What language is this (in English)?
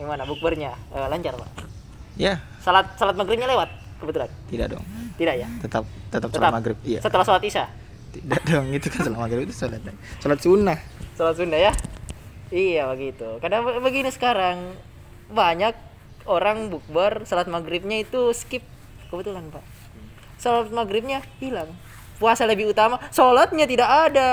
Indonesian